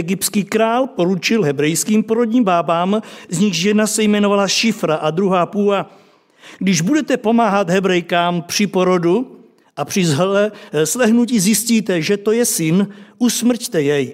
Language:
Czech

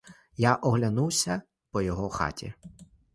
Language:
Ukrainian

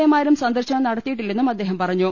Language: Malayalam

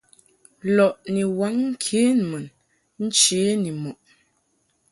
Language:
Mungaka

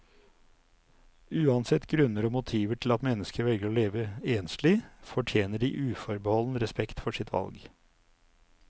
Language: Norwegian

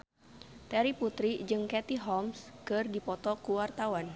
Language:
Sundanese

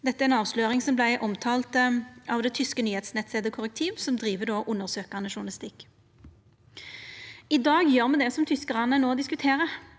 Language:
Norwegian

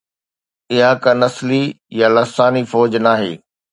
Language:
Sindhi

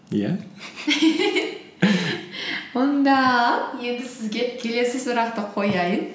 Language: Kazakh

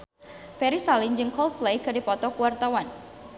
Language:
Sundanese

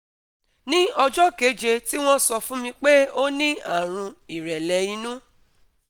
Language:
Yoruba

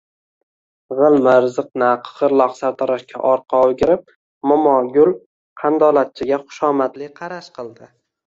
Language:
Uzbek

